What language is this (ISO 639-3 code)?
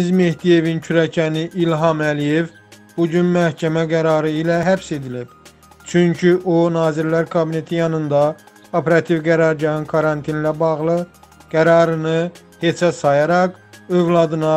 tur